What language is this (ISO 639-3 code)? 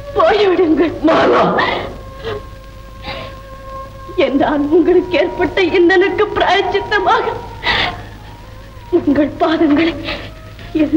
ind